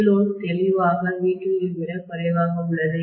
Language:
Tamil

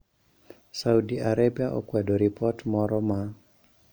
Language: Luo (Kenya and Tanzania)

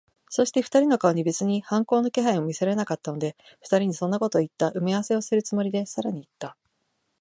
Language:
Japanese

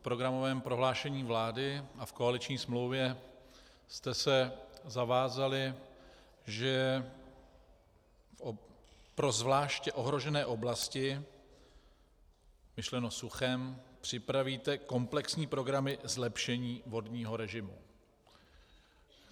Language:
Czech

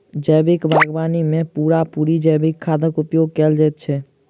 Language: Maithili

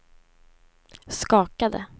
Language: Swedish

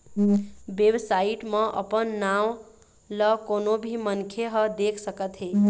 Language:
Chhattisgarhi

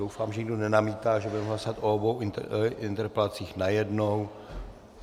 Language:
Czech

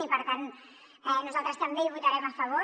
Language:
Catalan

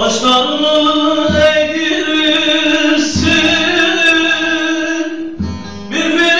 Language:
Arabic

